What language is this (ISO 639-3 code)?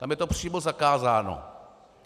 ces